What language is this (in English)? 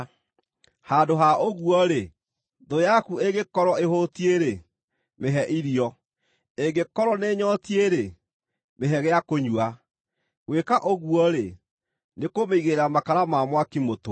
Kikuyu